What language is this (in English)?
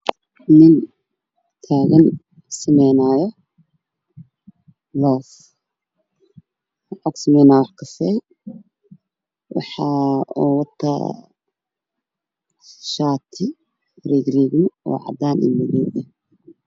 Somali